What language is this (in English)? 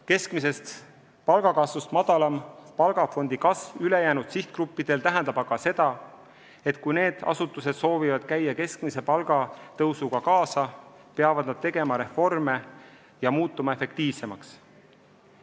Estonian